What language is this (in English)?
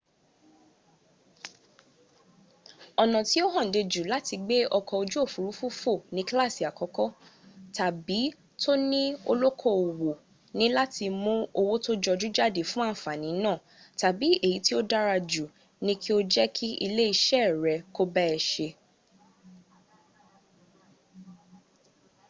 Yoruba